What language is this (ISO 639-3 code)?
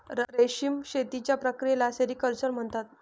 mar